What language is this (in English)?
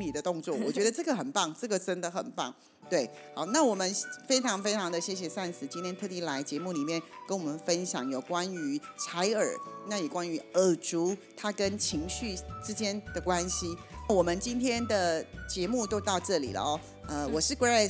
Chinese